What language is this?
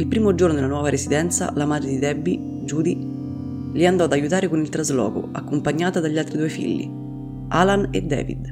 Italian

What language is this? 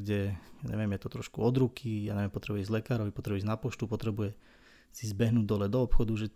Slovak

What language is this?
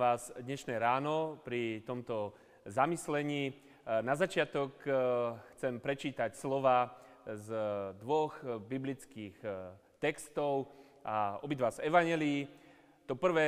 Slovak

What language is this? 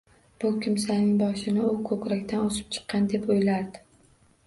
Uzbek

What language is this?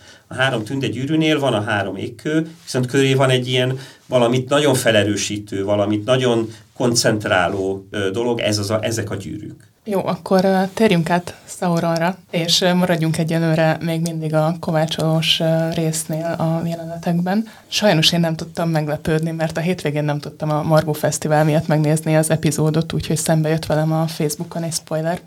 Hungarian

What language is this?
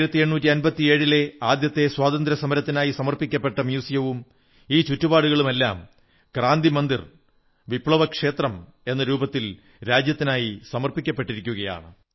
Malayalam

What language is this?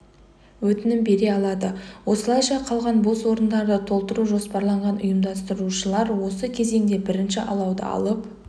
Kazakh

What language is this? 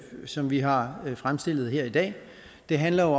Danish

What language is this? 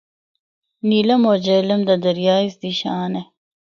Northern Hindko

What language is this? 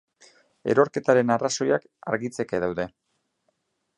Basque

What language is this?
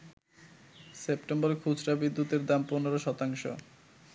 Bangla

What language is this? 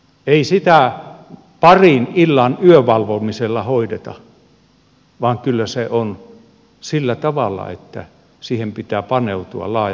Finnish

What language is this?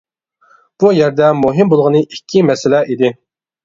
Uyghur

